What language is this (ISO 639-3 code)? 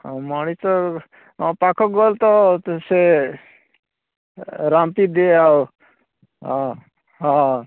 ori